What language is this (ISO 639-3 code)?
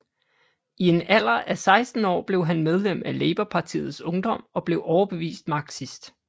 dan